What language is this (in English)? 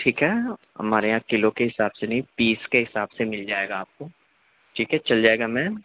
Urdu